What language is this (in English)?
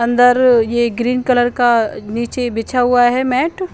Hindi